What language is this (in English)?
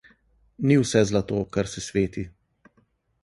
Slovenian